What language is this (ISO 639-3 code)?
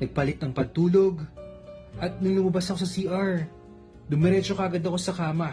fil